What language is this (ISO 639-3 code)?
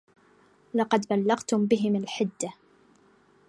ara